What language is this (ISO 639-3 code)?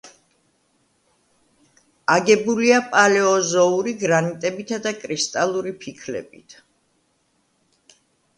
kat